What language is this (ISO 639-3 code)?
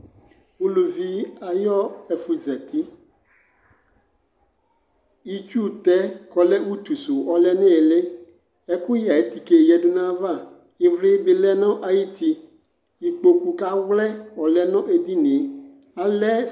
kpo